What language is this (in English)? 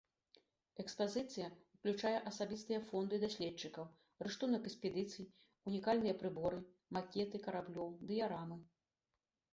Belarusian